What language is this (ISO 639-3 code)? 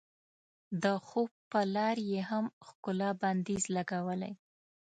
pus